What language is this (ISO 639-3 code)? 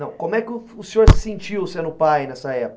por